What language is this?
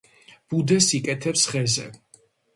Georgian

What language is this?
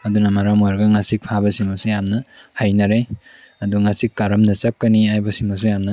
Manipuri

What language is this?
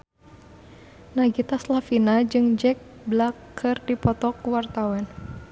Sundanese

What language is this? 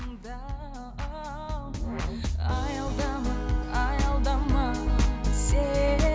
Kazakh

